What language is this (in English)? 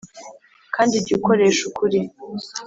Kinyarwanda